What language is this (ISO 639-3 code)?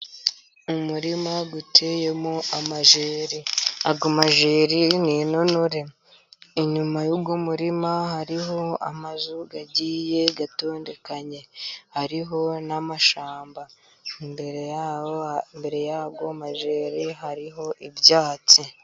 kin